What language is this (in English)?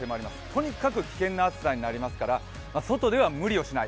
Japanese